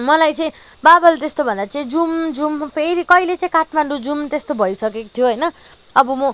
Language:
Nepali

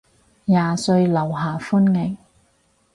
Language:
Cantonese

